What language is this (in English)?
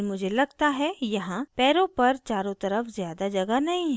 Hindi